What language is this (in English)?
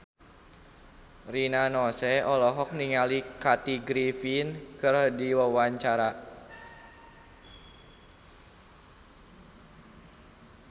Sundanese